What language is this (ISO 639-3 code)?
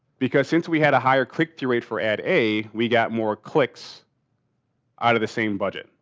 eng